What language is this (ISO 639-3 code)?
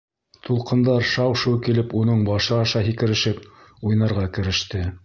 bak